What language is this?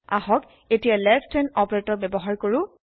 Assamese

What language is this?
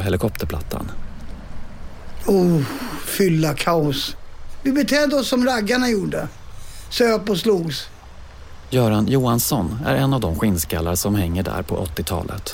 Swedish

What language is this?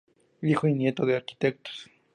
Spanish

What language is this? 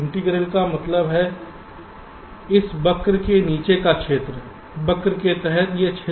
Hindi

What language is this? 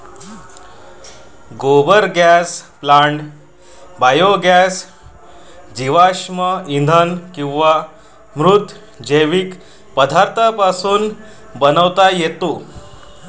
Marathi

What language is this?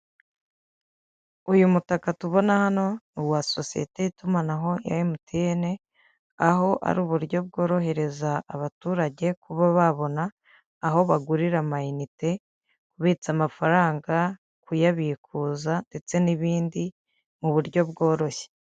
Kinyarwanda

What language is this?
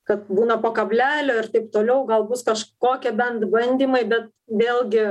Lithuanian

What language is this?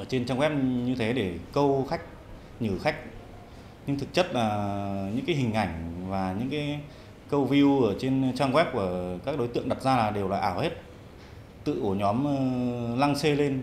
Vietnamese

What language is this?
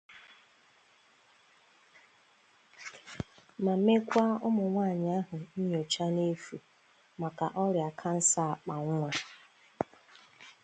Igbo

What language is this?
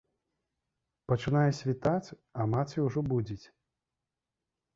Belarusian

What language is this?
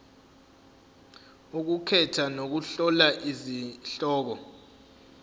Zulu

